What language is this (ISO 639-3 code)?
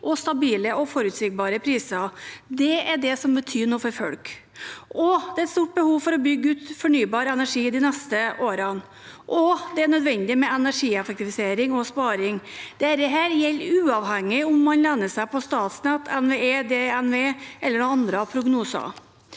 nor